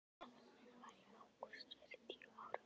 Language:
Icelandic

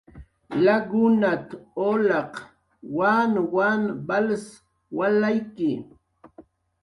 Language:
Jaqaru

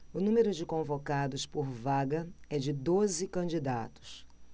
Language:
Portuguese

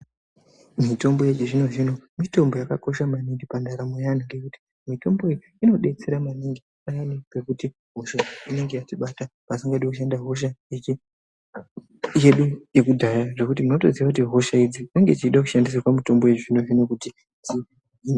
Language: Ndau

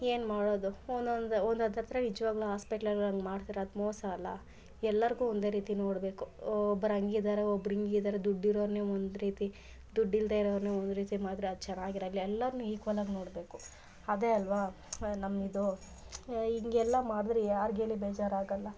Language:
Kannada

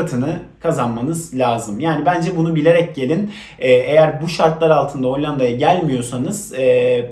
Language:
Turkish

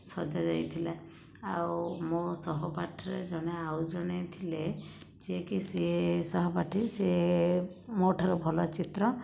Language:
Odia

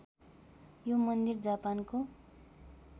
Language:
Nepali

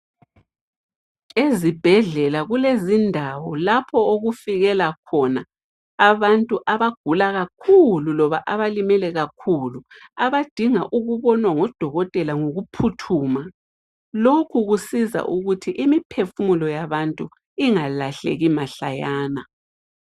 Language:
North Ndebele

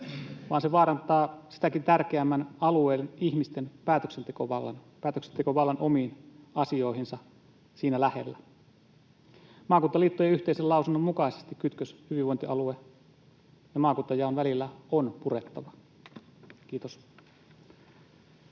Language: Finnish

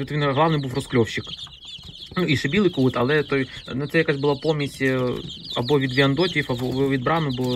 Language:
Ukrainian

